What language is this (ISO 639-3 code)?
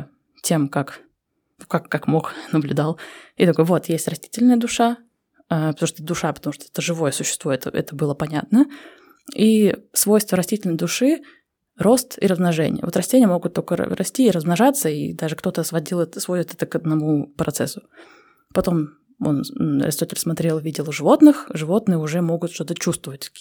rus